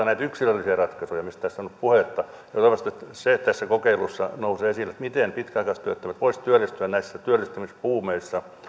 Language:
Finnish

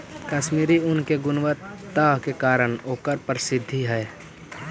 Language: Magahi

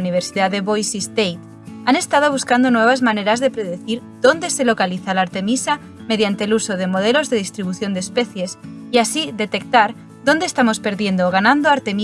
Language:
Spanish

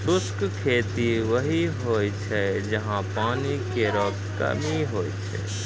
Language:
Maithili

